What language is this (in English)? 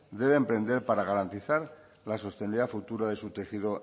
Spanish